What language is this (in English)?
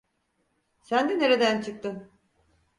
Turkish